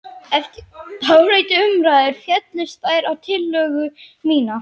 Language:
Icelandic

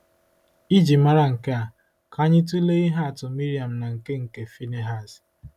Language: Igbo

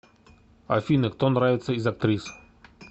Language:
Russian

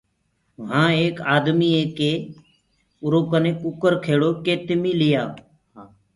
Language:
Gurgula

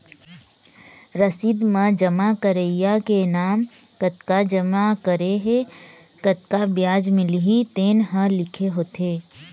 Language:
Chhattisgarhi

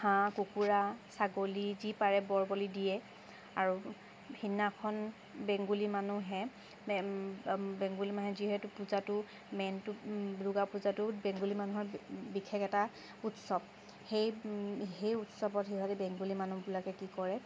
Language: Assamese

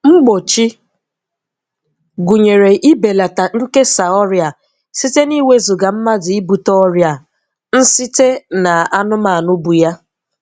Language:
Igbo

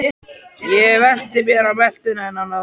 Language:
Icelandic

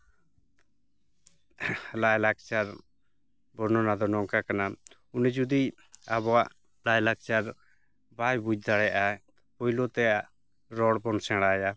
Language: Santali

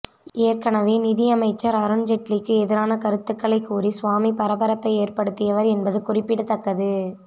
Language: Tamil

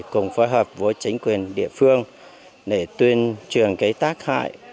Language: Vietnamese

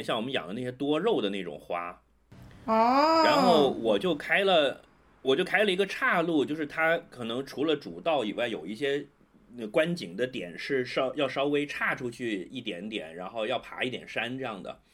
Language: Chinese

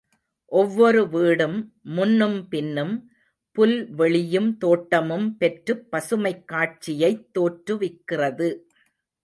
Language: Tamil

